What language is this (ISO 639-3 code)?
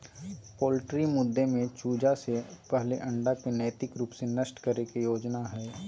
mag